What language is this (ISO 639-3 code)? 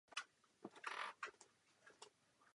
ces